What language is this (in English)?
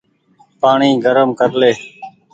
Goaria